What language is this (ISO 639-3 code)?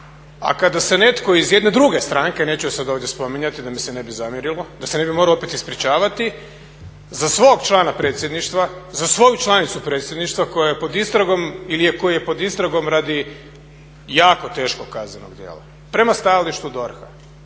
hrv